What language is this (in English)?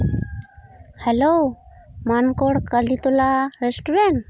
Santali